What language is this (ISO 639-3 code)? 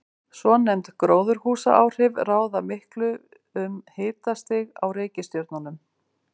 isl